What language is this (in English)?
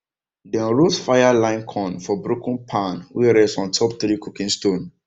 Nigerian Pidgin